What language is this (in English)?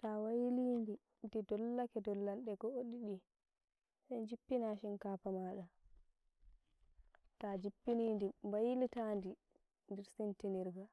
Nigerian Fulfulde